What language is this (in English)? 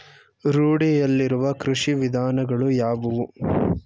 Kannada